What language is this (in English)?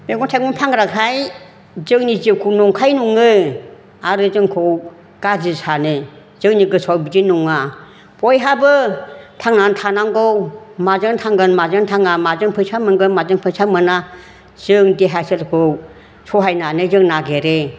Bodo